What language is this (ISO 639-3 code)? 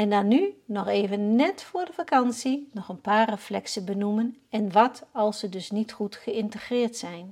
nld